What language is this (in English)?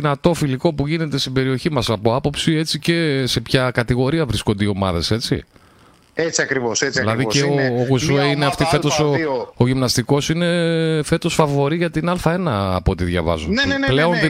Greek